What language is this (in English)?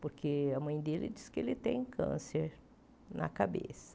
Portuguese